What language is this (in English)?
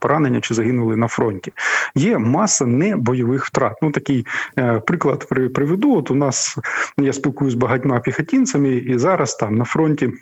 Ukrainian